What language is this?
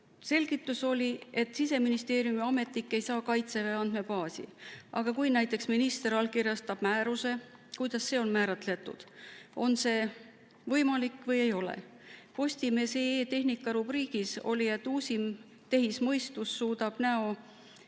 Estonian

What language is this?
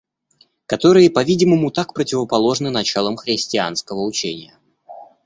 Russian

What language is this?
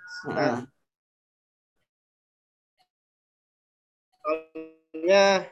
Indonesian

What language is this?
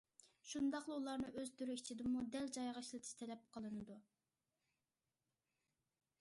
Uyghur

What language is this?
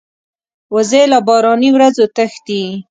Pashto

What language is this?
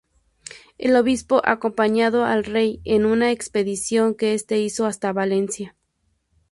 Spanish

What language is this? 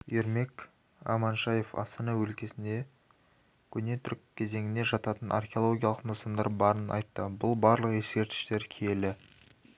Kazakh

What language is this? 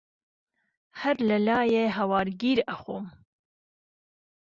Central Kurdish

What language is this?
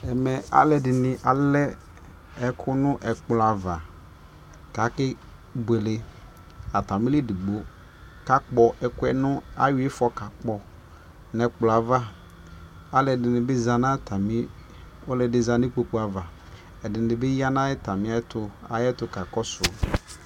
Ikposo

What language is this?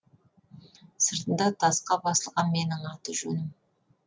Kazakh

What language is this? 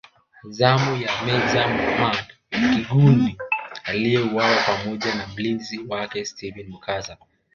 Swahili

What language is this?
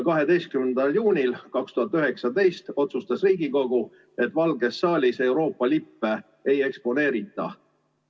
Estonian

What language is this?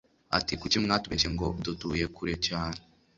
Kinyarwanda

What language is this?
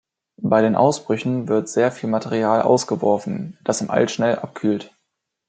German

